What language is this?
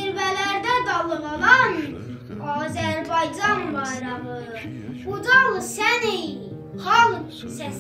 Turkish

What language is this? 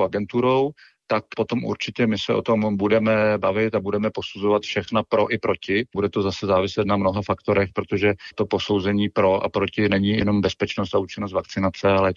Czech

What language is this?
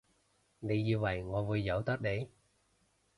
Cantonese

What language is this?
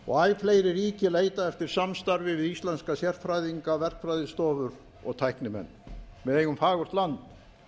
Icelandic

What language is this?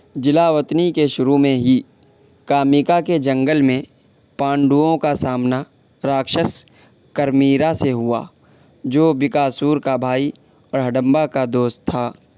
Urdu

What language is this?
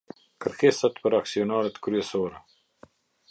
Albanian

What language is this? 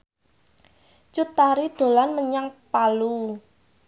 Javanese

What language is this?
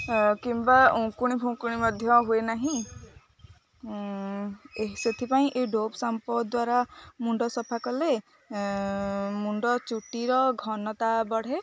Odia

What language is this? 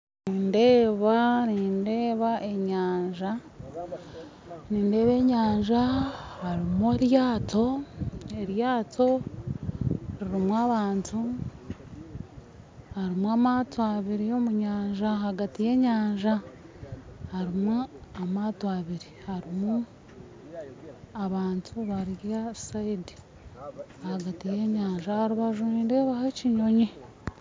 Nyankole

